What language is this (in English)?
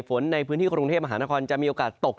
Thai